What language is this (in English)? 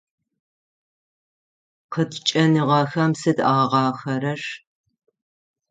Adyghe